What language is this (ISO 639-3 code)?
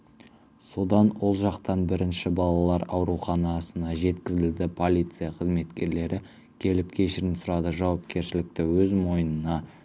kaz